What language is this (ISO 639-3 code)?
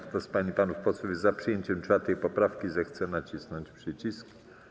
pol